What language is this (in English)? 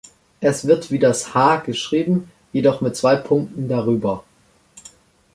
German